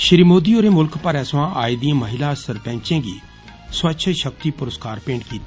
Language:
Dogri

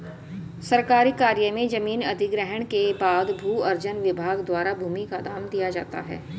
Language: Hindi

